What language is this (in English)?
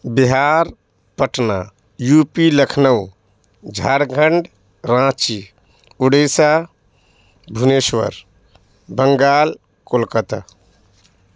Urdu